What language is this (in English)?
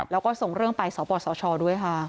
Thai